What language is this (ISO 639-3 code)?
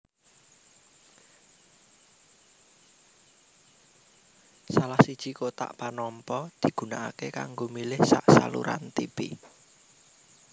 jav